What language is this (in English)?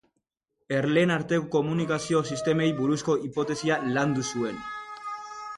Basque